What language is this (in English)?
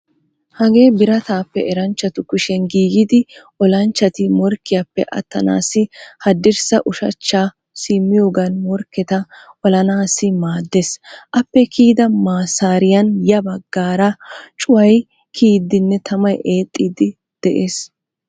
Wolaytta